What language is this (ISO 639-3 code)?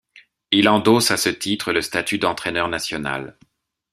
fra